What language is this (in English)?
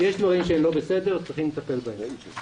Hebrew